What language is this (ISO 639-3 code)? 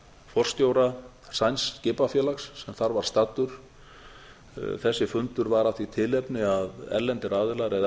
isl